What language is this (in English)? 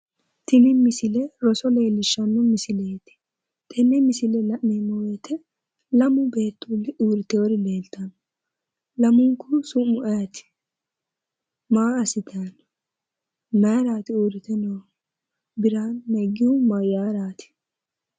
Sidamo